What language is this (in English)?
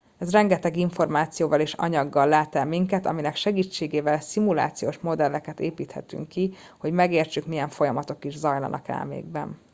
Hungarian